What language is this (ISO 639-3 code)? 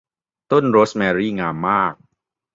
tha